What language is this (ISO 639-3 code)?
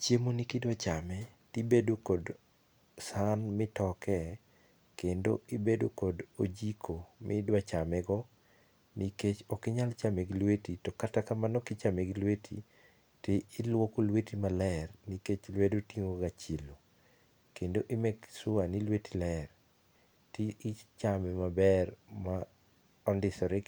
luo